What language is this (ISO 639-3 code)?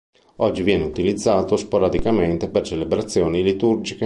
ita